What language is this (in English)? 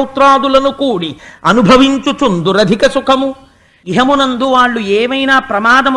Telugu